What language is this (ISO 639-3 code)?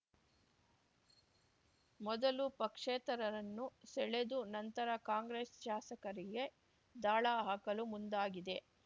kan